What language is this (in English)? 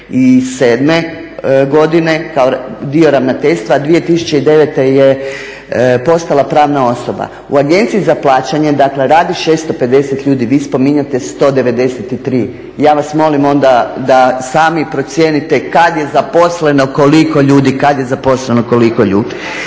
Croatian